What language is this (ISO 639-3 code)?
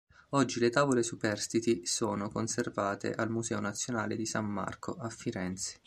ita